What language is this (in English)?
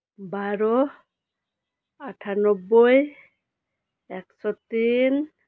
Santali